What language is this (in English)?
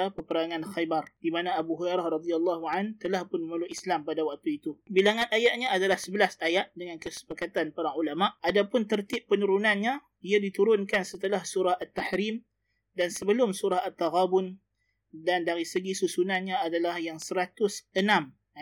Malay